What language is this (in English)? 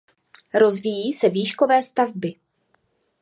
Czech